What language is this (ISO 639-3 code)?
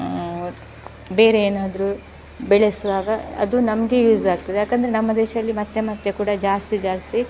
kan